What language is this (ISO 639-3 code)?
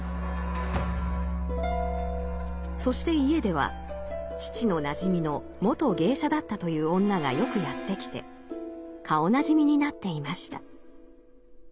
jpn